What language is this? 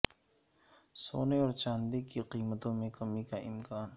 Urdu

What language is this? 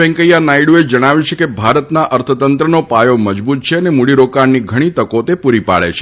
Gujarati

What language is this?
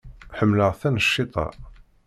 Kabyle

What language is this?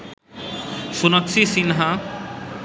Bangla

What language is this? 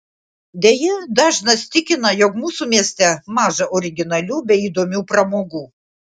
Lithuanian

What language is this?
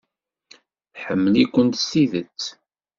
Kabyle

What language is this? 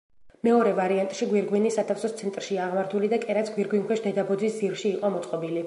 Georgian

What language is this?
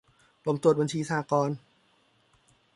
Thai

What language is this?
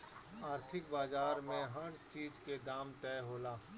Bhojpuri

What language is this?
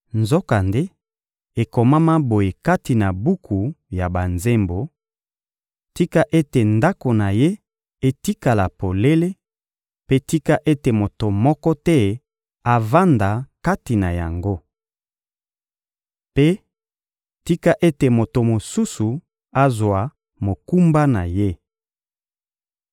Lingala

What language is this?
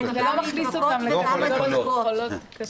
Hebrew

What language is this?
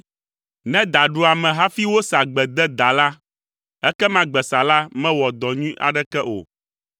Ewe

